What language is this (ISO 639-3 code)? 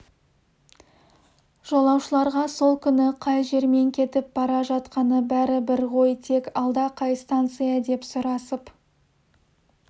kaz